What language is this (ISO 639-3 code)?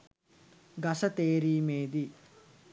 sin